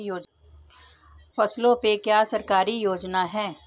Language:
Hindi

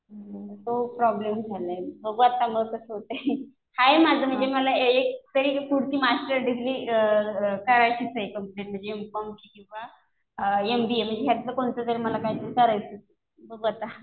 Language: Marathi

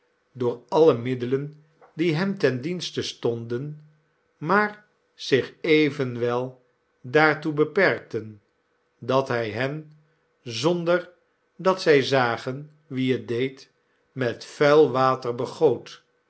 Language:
Dutch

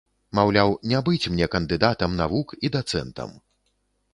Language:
Belarusian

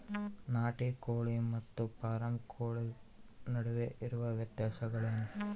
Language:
Kannada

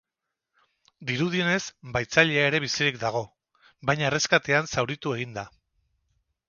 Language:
Basque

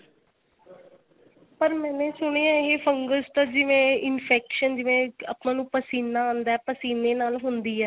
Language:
Punjabi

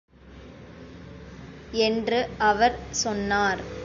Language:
Tamil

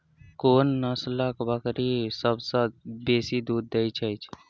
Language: Maithili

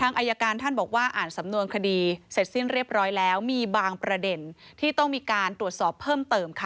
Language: Thai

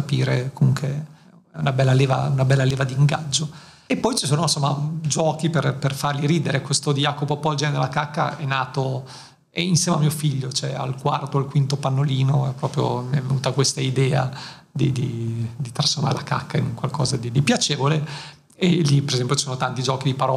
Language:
Italian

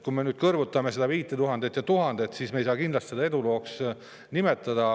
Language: Estonian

